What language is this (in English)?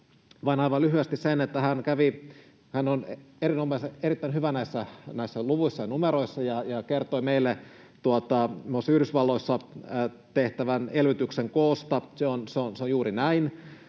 Finnish